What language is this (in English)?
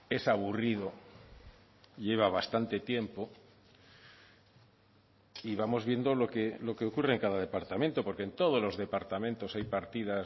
Spanish